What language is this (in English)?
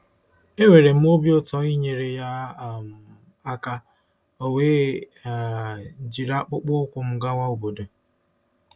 Igbo